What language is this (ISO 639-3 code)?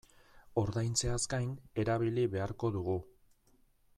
eus